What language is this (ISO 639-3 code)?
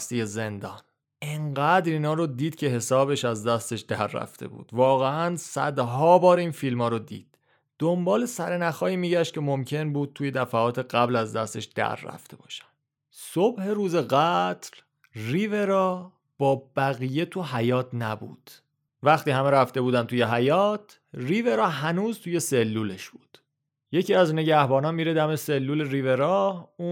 fas